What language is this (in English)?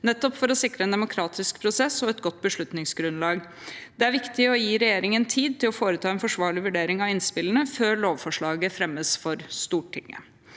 Norwegian